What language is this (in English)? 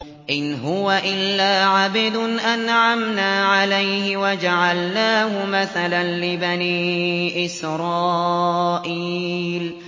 Arabic